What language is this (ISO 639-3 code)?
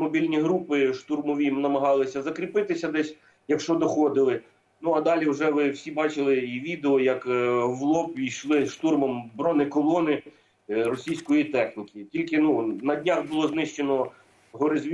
ukr